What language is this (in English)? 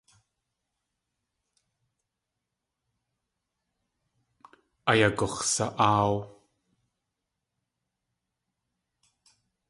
Tlingit